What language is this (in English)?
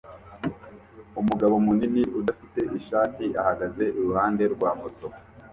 Kinyarwanda